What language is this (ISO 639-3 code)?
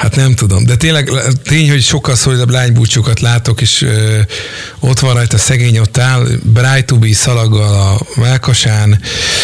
hun